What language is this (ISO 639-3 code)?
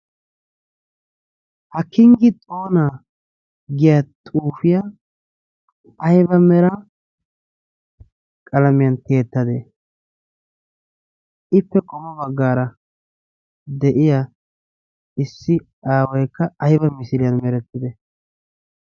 wal